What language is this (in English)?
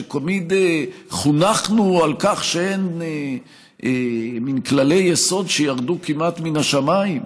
Hebrew